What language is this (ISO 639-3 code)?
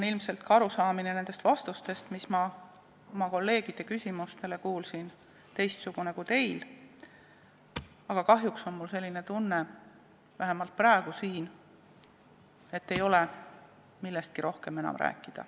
est